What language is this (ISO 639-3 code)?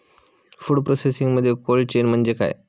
mar